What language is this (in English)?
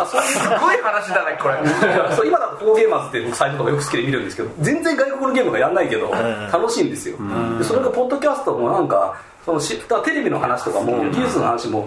Japanese